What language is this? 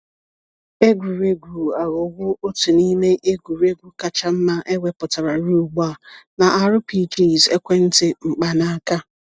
Igbo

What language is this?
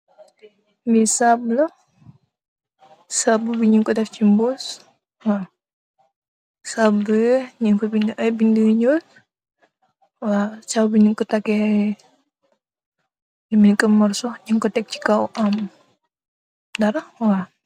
Wolof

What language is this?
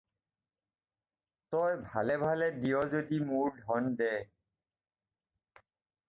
Assamese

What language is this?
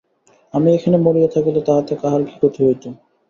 Bangla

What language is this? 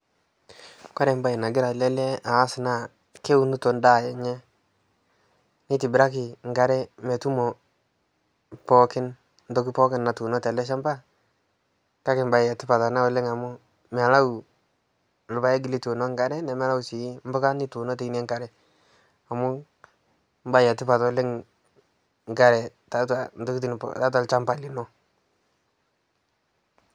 Masai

